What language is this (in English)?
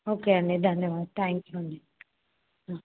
Telugu